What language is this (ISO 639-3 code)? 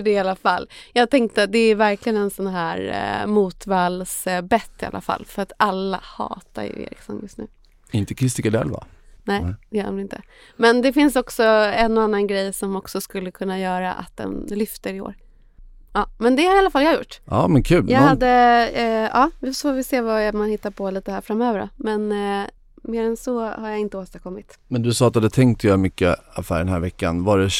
swe